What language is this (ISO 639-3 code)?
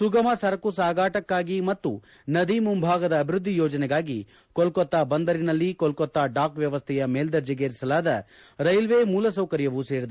kan